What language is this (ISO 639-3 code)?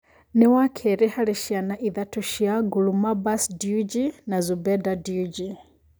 kik